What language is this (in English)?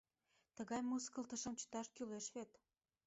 Mari